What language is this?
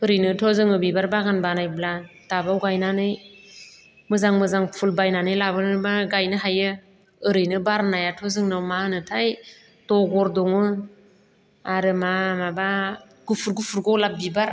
Bodo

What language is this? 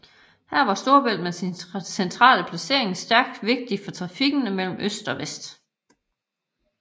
Danish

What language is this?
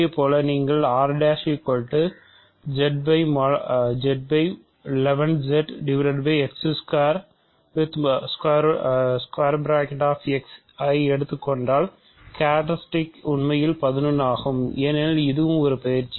Tamil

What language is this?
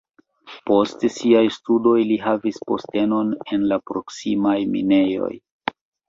Esperanto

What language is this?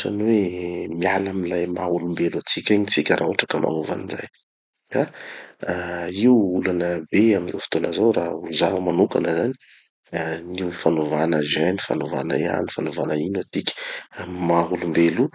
Tanosy Malagasy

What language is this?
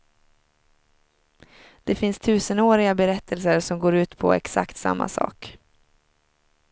Swedish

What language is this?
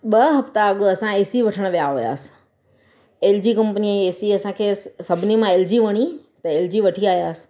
Sindhi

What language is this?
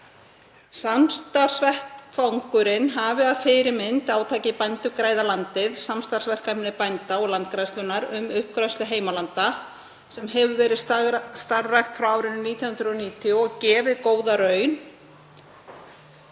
Icelandic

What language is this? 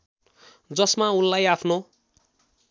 Nepali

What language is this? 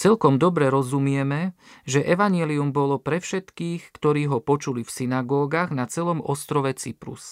Slovak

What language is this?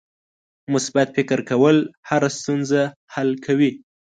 Pashto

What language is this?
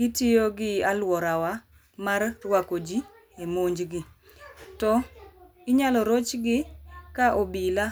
Luo (Kenya and Tanzania)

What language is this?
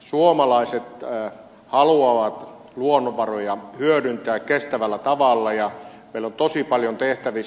Finnish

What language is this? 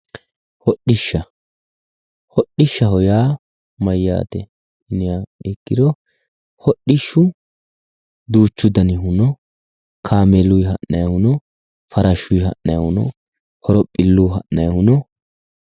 Sidamo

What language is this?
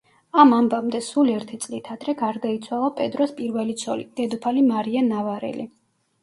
Georgian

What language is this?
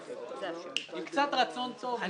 Hebrew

